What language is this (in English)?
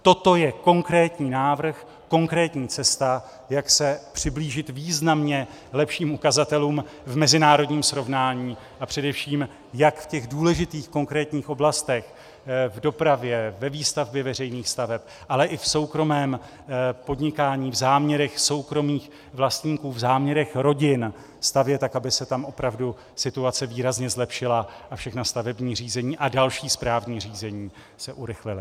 Czech